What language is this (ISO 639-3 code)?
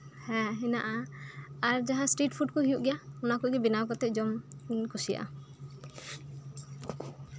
sat